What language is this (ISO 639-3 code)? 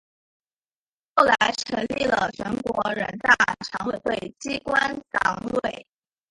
zho